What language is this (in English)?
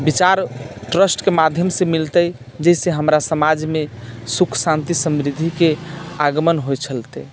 Maithili